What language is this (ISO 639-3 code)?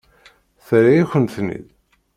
kab